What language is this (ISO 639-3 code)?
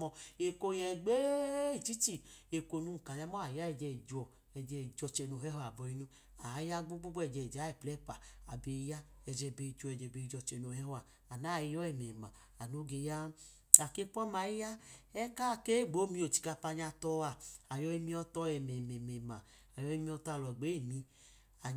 idu